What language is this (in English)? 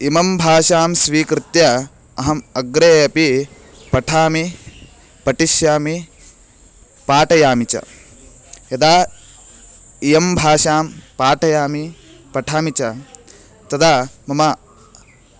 Sanskrit